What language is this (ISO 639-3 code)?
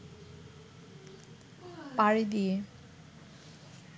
ben